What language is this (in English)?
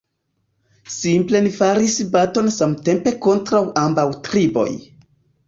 Esperanto